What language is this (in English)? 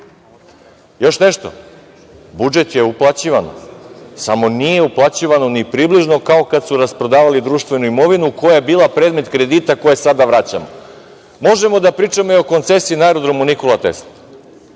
Serbian